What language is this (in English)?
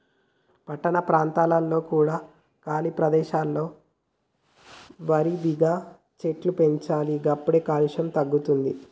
Telugu